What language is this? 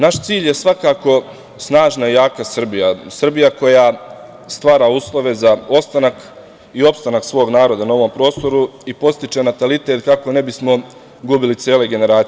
Serbian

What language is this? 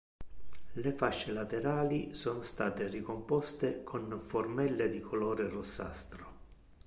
Italian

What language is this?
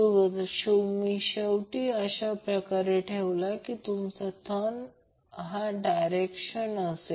Marathi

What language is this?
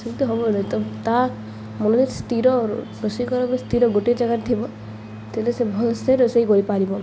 Odia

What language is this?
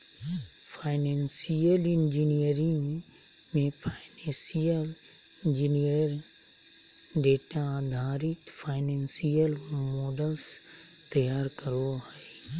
Magahi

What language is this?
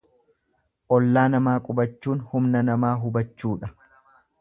Oromo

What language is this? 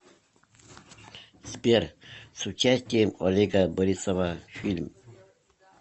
Russian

